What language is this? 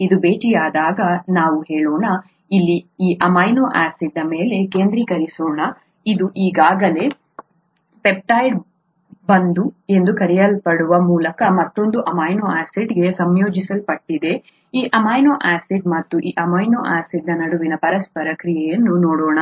Kannada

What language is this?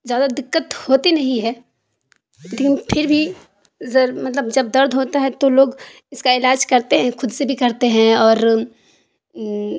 Urdu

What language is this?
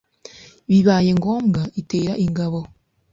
Kinyarwanda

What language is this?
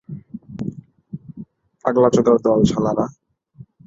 Bangla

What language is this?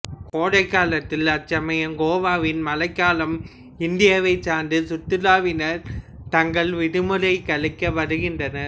Tamil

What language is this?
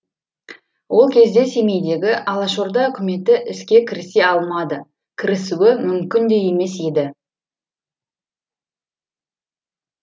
Kazakh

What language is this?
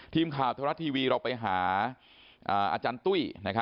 Thai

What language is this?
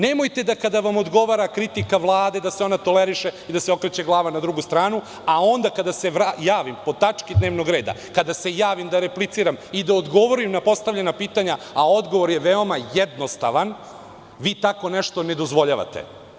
Serbian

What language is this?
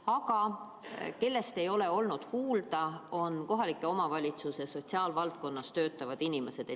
Estonian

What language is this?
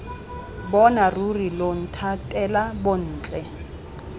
Tswana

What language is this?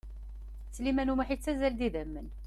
Kabyle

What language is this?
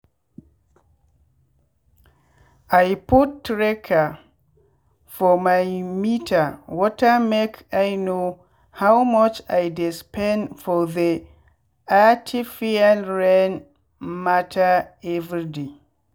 Nigerian Pidgin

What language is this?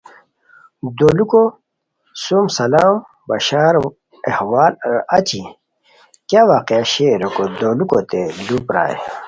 Khowar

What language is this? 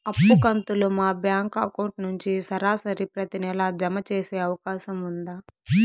Telugu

